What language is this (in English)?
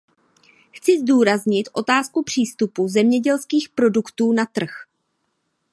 Czech